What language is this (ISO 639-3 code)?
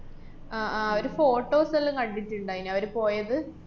mal